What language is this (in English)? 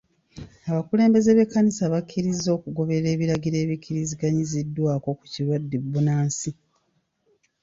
Ganda